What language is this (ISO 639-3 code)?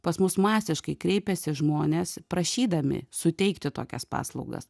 lit